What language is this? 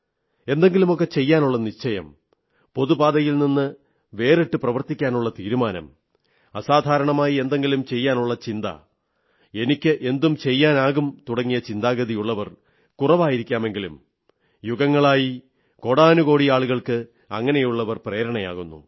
Malayalam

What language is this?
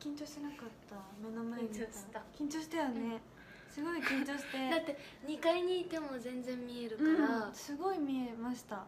Japanese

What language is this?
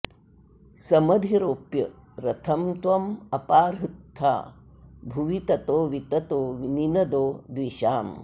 Sanskrit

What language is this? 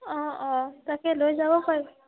Assamese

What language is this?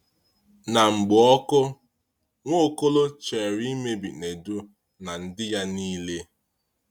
Igbo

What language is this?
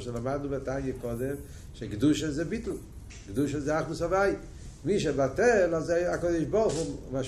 Hebrew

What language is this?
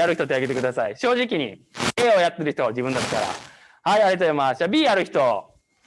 Japanese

